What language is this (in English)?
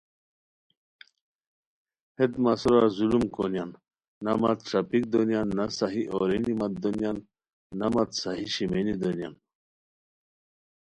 Khowar